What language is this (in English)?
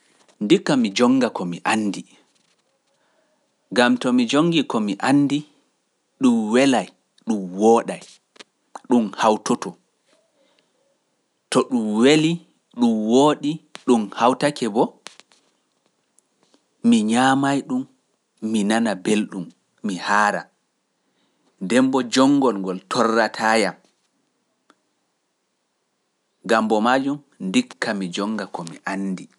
Pular